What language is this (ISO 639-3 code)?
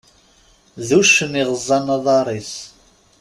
kab